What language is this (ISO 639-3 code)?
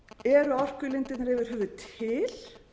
isl